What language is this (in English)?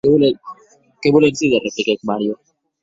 Occitan